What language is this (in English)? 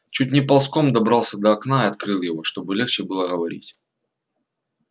Russian